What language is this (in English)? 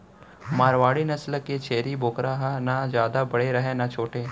Chhattisgarhi